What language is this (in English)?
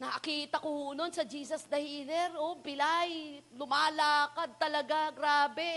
Filipino